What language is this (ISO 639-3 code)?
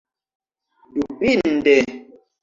epo